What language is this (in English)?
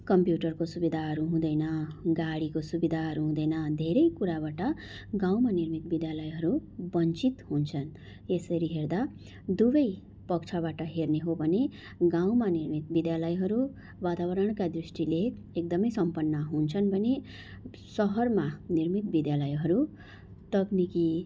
Nepali